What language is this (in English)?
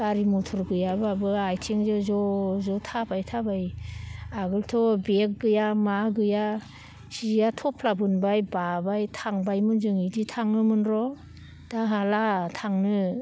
Bodo